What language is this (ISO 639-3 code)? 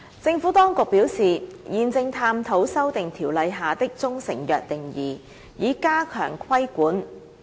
yue